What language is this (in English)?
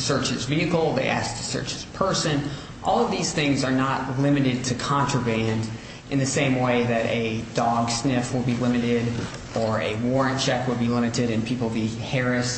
English